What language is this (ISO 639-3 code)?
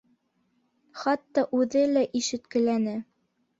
bak